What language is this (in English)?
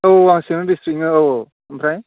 Bodo